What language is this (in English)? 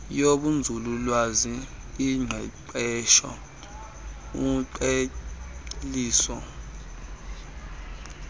Xhosa